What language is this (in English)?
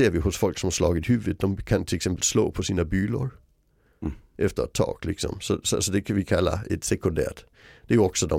Swedish